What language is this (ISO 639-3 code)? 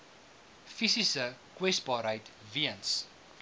afr